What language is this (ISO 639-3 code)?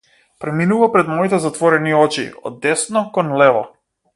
mkd